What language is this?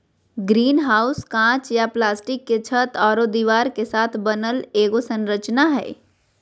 Magahi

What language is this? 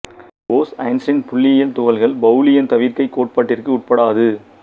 Tamil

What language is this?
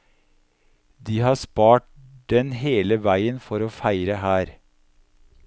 Norwegian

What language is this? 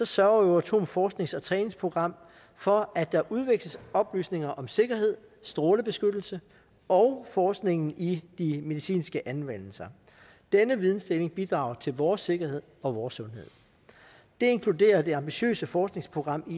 Danish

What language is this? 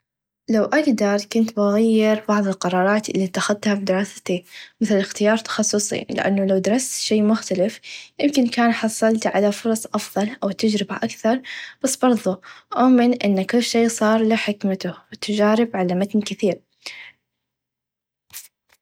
Najdi Arabic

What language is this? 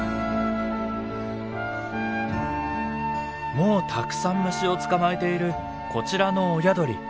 Japanese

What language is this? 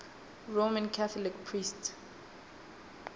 Southern Sotho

